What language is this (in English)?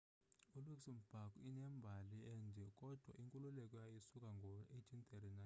Xhosa